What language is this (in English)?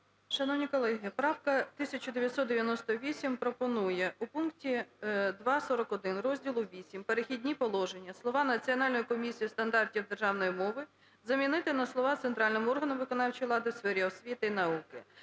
Ukrainian